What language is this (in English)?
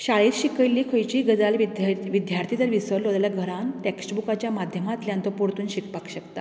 Konkani